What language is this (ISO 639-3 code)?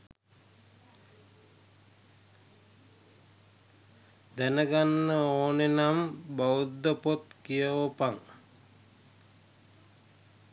sin